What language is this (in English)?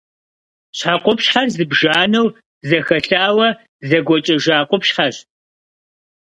Kabardian